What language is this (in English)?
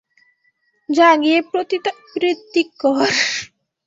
Bangla